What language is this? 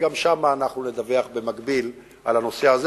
Hebrew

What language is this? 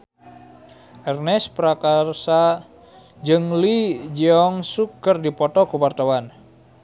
Sundanese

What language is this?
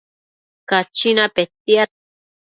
Matsés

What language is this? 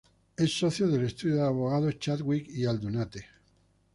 Spanish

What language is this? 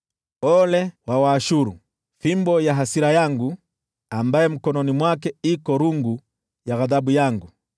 Swahili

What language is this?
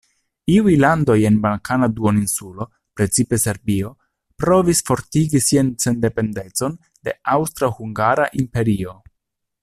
Esperanto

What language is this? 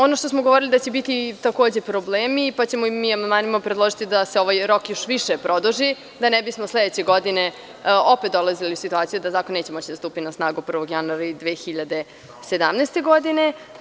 Serbian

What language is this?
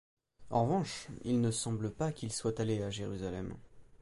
French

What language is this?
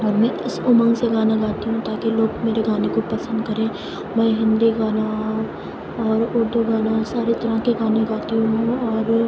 Urdu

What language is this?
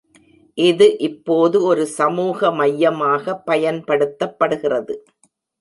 Tamil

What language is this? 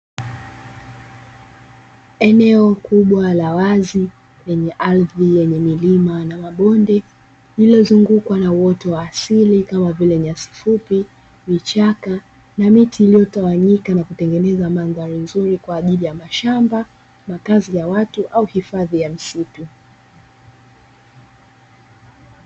Swahili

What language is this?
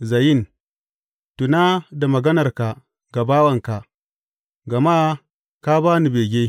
Hausa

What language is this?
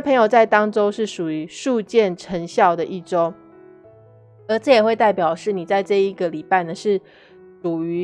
Chinese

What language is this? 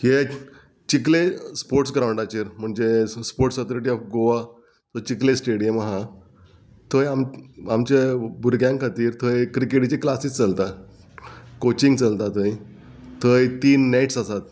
Konkani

